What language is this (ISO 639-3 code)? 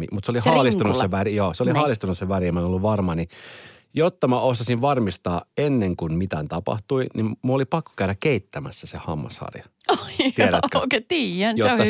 fin